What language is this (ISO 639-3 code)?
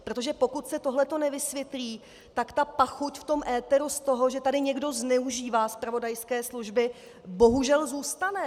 ces